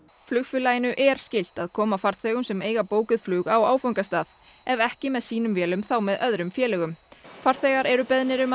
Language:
Icelandic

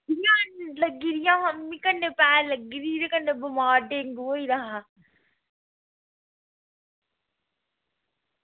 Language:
Dogri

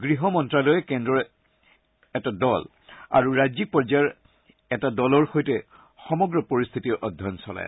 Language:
Assamese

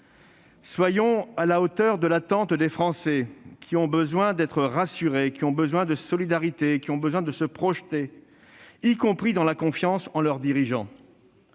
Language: French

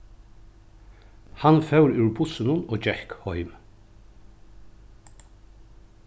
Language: Faroese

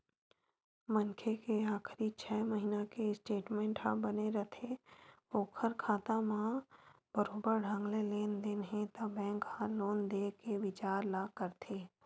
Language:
Chhattisgarhi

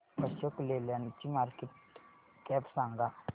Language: Marathi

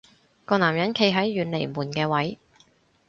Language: Cantonese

